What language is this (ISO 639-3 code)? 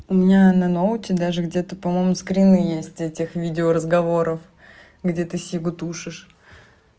rus